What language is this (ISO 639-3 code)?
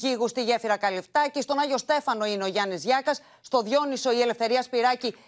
ell